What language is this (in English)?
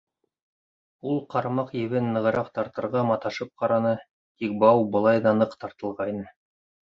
Bashkir